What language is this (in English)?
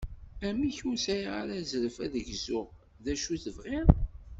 Kabyle